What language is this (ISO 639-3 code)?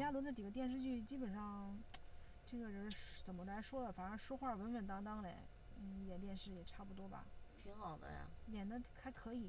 zho